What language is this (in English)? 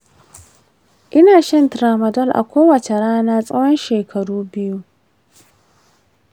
Hausa